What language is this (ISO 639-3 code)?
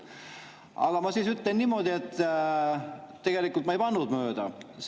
est